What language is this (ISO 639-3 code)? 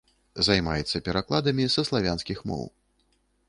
bel